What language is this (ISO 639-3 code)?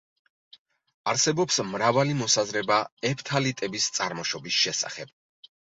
kat